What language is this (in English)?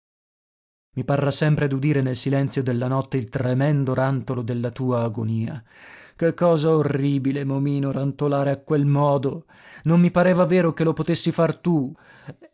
Italian